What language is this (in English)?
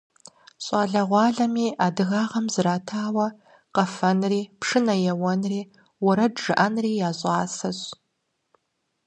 Kabardian